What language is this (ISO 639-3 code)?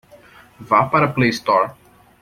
por